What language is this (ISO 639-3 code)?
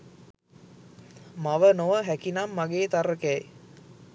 sin